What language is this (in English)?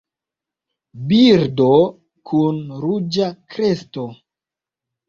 Esperanto